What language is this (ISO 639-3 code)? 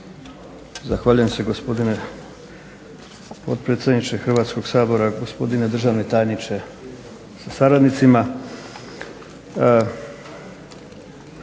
hrv